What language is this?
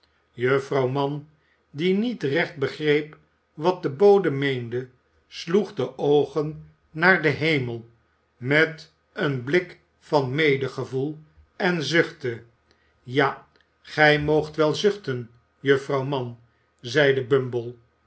Dutch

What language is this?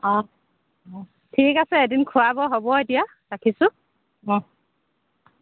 Assamese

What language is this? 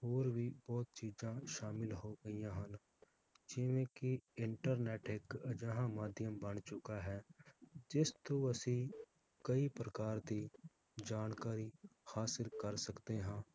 Punjabi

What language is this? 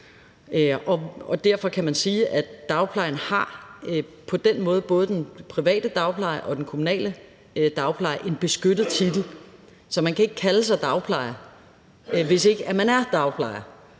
Danish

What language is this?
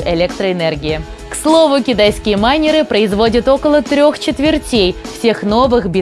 Russian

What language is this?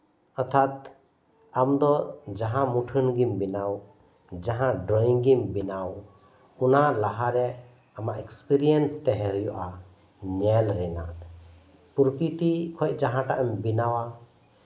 Santali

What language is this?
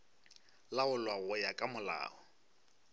Northern Sotho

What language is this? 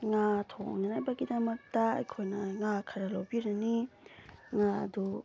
Manipuri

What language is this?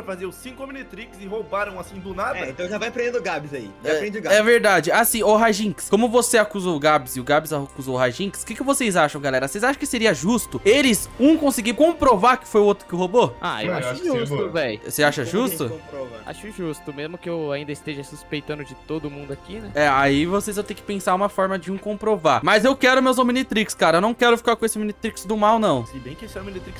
Portuguese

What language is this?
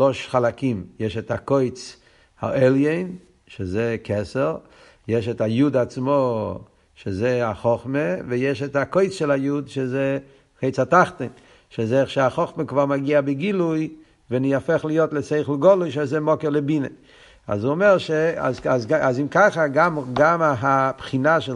Hebrew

